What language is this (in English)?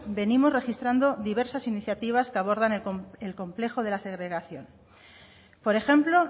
Spanish